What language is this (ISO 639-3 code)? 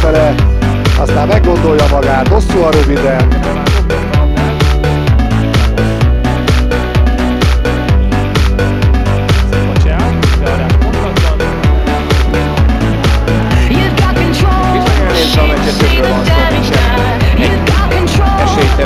hun